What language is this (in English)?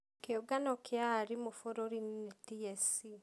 Kikuyu